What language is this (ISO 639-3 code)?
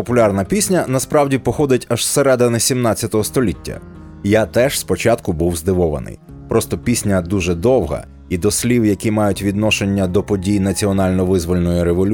ukr